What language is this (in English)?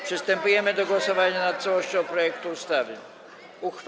Polish